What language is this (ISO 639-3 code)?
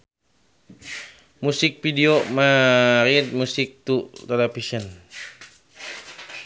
sun